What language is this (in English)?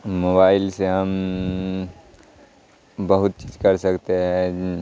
Urdu